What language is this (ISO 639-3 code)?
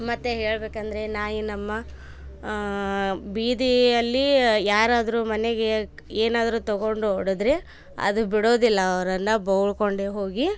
kan